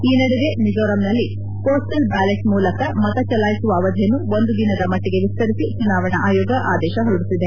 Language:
Kannada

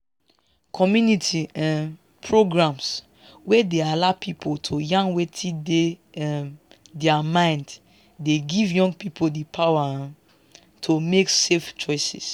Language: Nigerian Pidgin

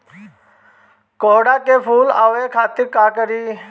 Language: Bhojpuri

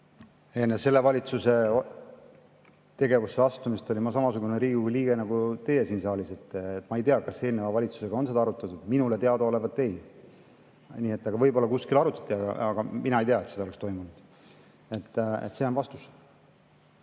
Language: Estonian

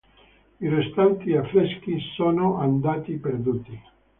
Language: Italian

